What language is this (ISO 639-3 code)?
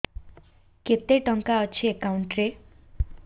ori